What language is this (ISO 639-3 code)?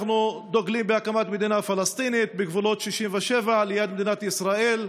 heb